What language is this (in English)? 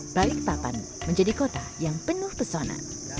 Indonesian